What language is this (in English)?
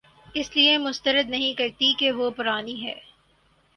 Urdu